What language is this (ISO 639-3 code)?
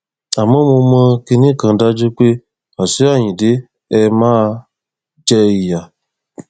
yor